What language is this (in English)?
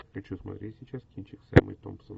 Russian